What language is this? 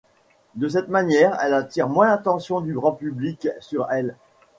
French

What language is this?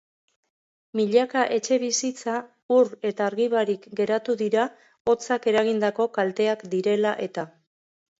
Basque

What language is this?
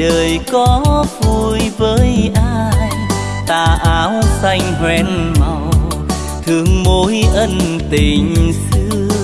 Vietnamese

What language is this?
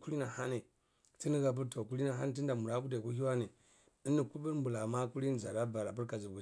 Cibak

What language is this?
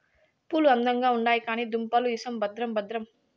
Telugu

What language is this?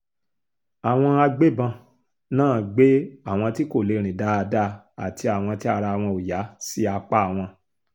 Yoruba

